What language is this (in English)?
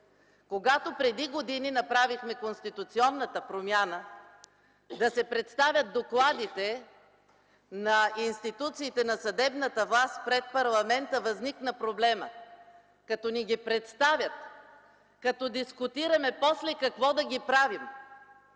Bulgarian